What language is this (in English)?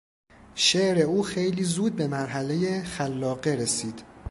Persian